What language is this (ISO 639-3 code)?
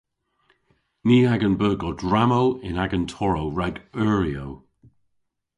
cor